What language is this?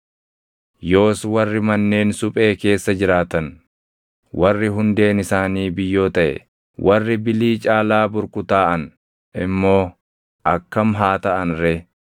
Oromo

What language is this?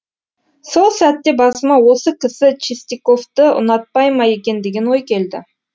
Kazakh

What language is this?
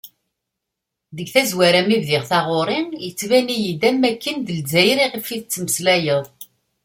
Kabyle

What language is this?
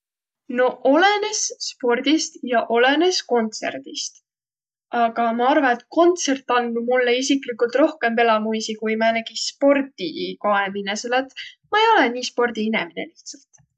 Võro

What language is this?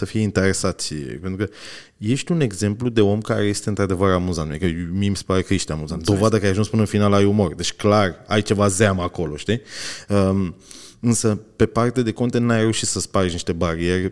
Romanian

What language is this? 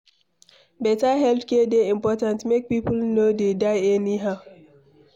Nigerian Pidgin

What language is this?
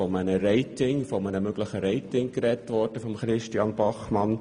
Swiss German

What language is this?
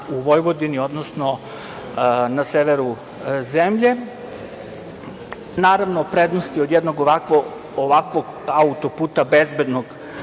Serbian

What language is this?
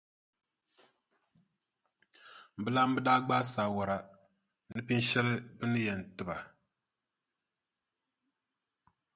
Dagbani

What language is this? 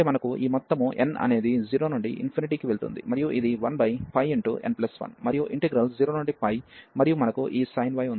Telugu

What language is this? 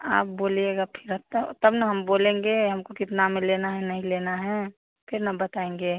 Hindi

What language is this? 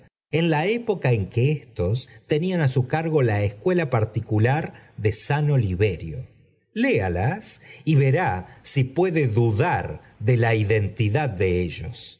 Spanish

